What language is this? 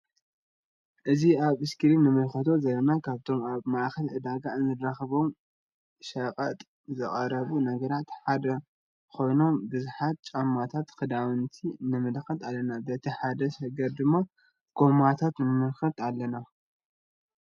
Tigrinya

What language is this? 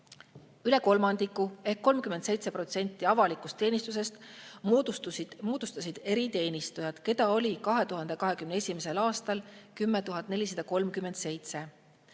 Estonian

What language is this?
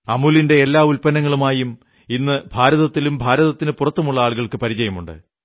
Malayalam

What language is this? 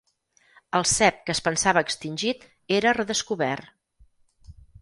Catalan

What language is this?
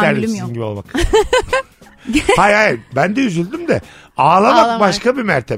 Turkish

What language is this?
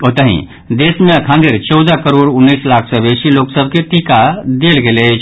Maithili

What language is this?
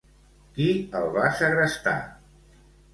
Catalan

